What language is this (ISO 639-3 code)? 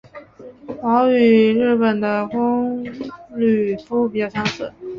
zho